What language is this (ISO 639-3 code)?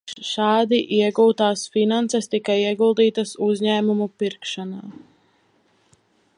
lav